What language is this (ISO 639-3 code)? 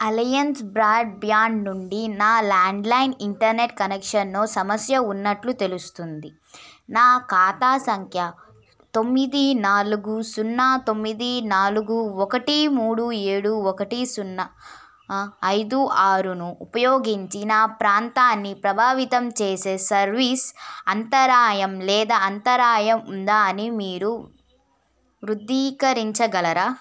tel